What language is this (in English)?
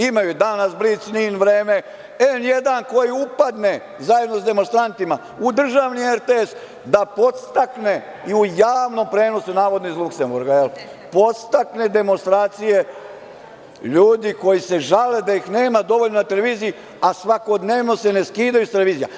Serbian